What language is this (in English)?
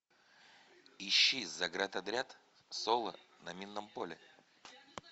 Russian